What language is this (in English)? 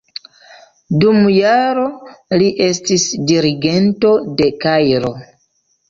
Esperanto